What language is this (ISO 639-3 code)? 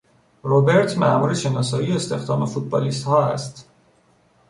fas